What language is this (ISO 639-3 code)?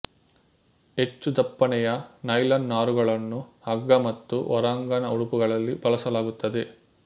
kan